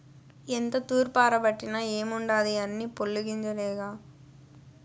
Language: Telugu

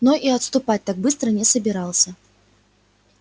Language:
Russian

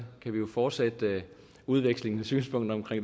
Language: Danish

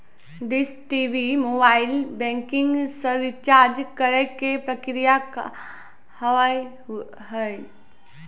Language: Maithili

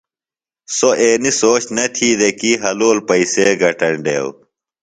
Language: Phalura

